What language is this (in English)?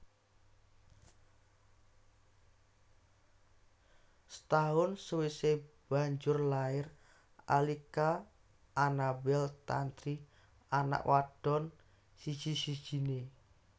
Javanese